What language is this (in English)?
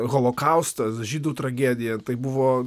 Lithuanian